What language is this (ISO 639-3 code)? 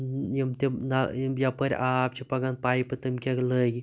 kas